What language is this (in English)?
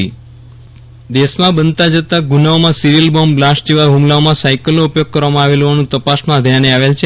Gujarati